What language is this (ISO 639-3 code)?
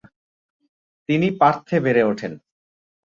ben